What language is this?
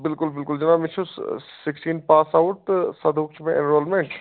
Kashmiri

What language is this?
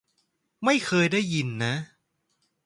Thai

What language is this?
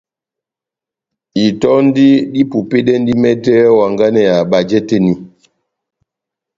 Batanga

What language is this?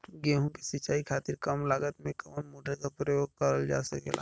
Bhojpuri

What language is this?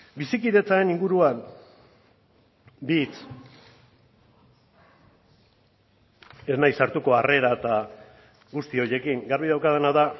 Basque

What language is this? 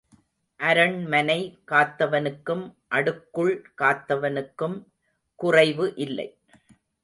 Tamil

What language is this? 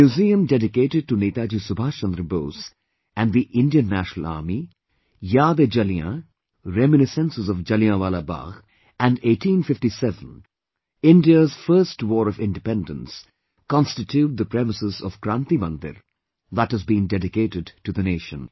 English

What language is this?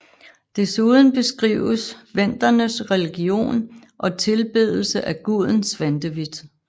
Danish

